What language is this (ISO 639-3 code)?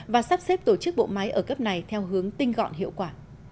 vie